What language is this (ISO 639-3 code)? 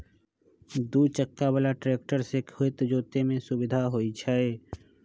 mag